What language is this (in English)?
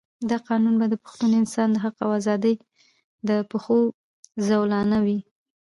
Pashto